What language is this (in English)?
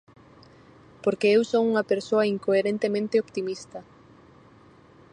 Galician